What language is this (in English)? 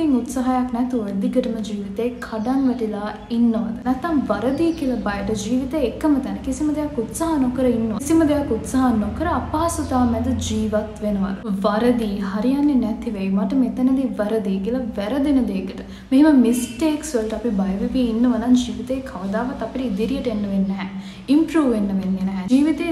Hindi